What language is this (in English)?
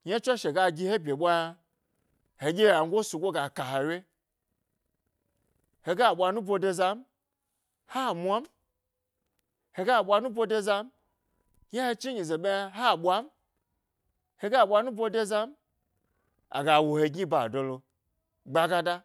Gbari